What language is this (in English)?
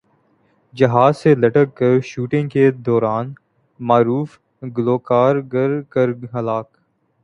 Urdu